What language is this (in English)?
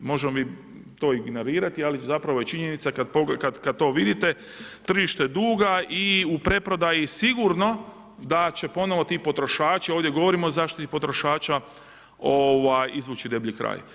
Croatian